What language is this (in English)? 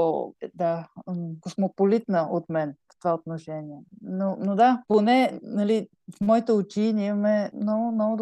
Bulgarian